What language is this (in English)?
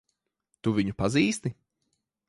Latvian